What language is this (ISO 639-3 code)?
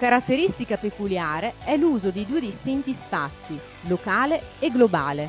ita